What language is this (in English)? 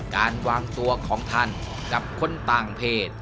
Thai